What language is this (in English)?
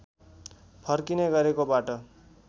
Nepali